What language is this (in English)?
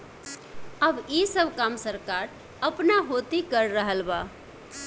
Bhojpuri